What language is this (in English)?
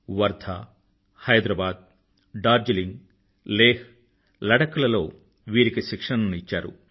Telugu